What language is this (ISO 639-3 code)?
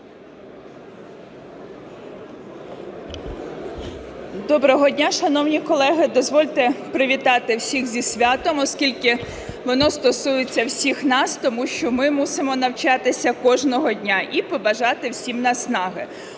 ukr